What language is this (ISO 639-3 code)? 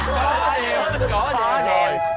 vie